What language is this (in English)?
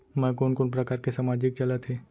Chhattisgarhi